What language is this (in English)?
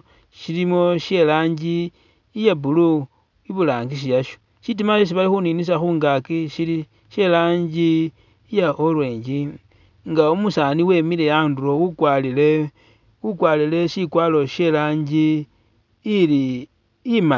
Masaaba